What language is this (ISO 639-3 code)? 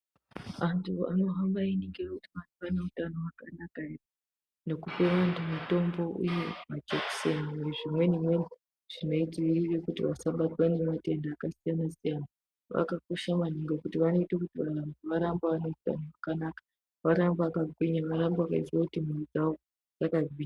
ndc